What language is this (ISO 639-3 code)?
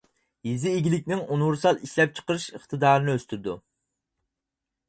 uig